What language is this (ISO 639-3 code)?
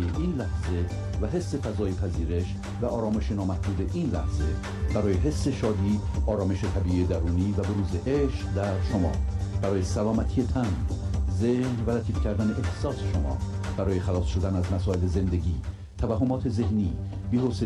fas